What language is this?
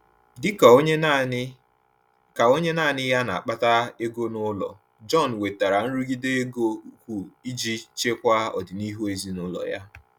Igbo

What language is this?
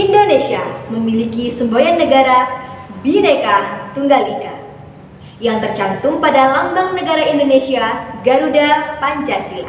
Indonesian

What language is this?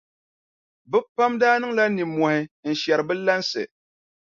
Dagbani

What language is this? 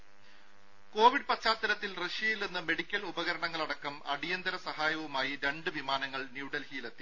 Malayalam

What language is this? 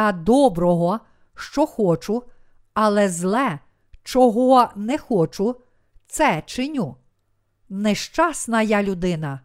Ukrainian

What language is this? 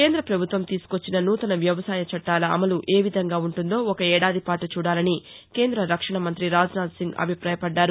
Telugu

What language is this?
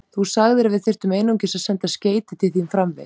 Icelandic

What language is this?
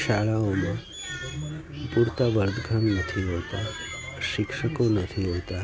Gujarati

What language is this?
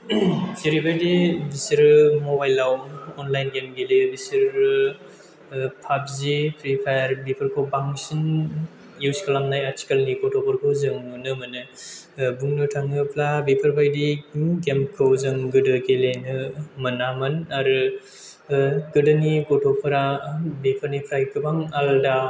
Bodo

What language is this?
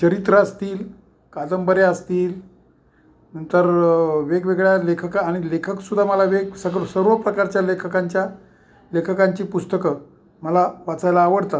Marathi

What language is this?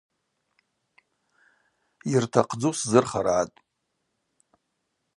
Abaza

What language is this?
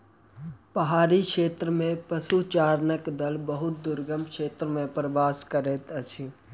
Maithili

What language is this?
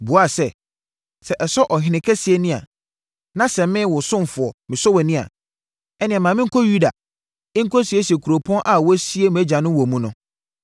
Akan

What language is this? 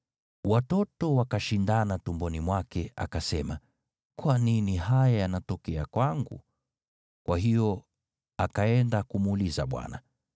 Swahili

